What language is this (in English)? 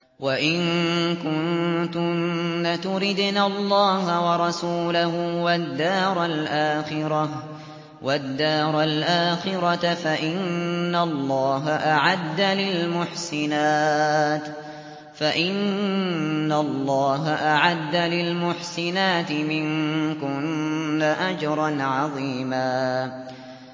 Arabic